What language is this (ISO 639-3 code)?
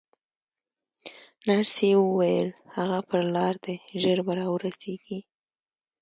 pus